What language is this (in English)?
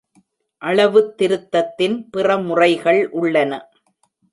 Tamil